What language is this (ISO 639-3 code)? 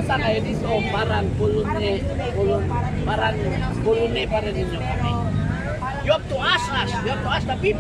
fil